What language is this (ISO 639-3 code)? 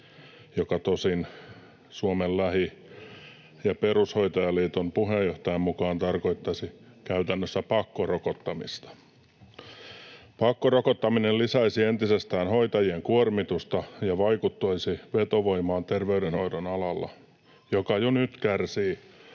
fin